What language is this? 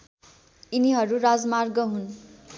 Nepali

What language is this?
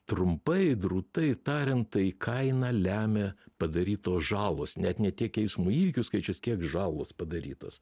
Lithuanian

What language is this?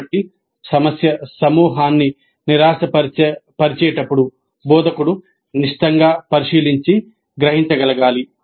Telugu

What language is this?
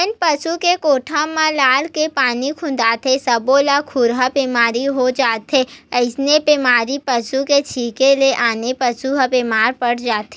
Chhattisgarhi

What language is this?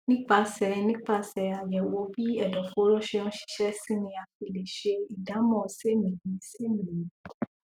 Yoruba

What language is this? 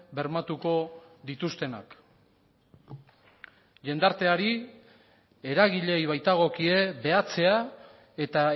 Basque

